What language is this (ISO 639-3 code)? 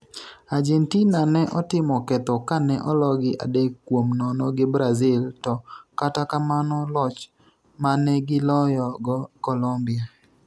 luo